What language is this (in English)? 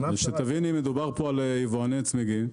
Hebrew